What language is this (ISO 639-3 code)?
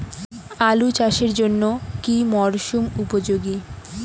ben